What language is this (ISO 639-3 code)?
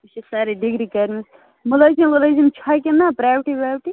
kas